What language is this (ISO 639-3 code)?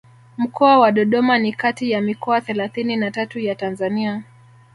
swa